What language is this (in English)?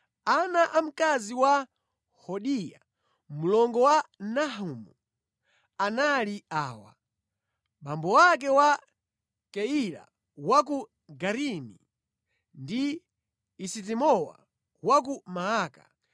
Nyanja